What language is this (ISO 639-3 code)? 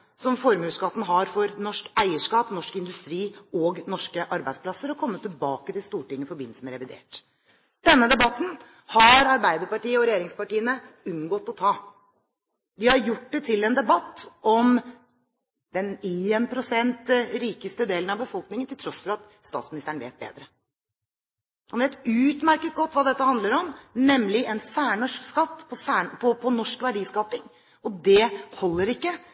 nob